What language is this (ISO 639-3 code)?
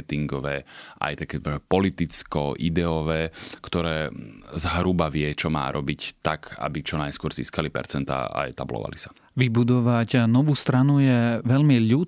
slk